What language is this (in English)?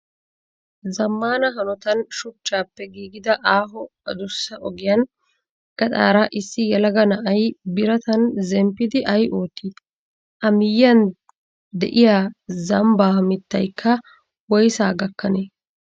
Wolaytta